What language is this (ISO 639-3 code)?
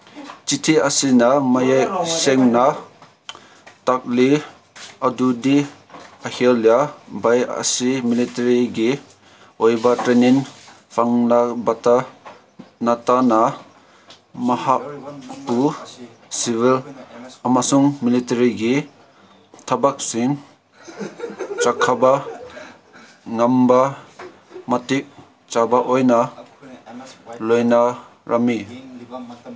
mni